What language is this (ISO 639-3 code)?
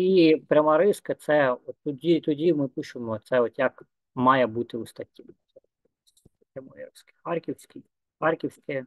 ukr